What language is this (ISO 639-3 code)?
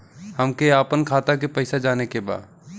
bho